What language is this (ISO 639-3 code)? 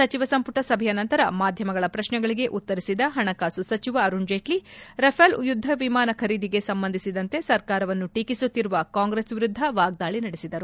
kan